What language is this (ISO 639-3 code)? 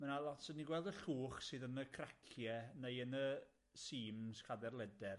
cym